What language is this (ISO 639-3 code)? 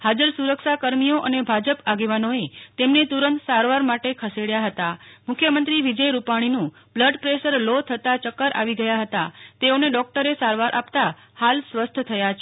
guj